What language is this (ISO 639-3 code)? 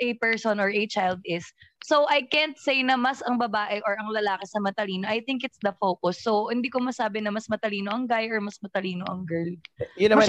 fil